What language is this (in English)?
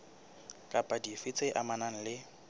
Southern Sotho